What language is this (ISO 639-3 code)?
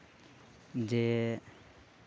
sat